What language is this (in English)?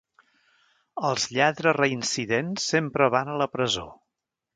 Catalan